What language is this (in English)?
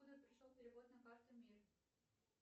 Russian